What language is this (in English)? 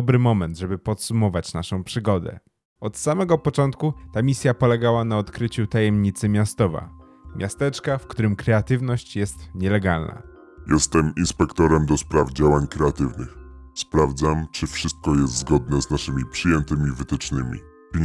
Polish